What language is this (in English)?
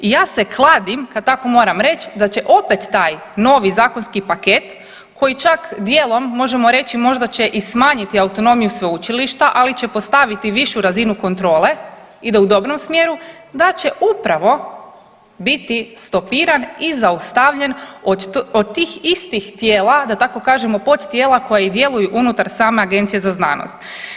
Croatian